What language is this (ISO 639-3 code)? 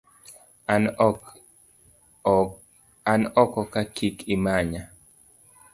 luo